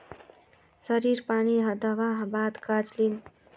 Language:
Magahi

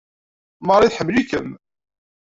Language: Kabyle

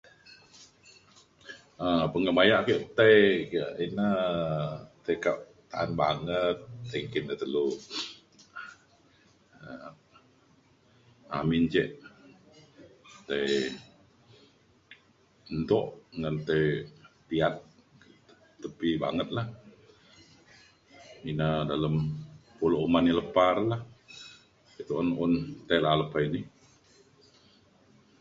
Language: Mainstream Kenyah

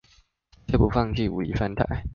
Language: Chinese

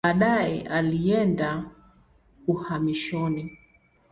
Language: Swahili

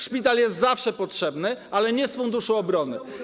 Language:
Polish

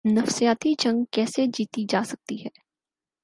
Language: Urdu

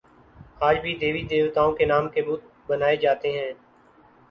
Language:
Urdu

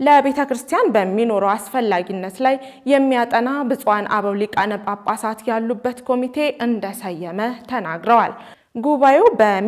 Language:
Arabic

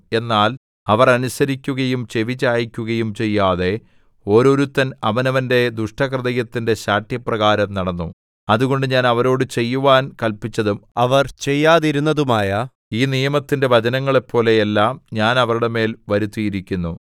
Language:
Malayalam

